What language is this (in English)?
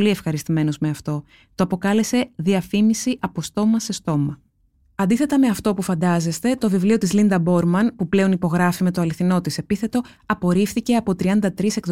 Greek